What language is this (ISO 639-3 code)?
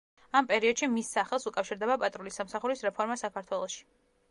kat